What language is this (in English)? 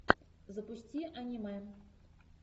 Russian